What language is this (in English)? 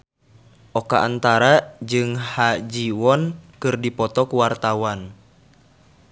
Sundanese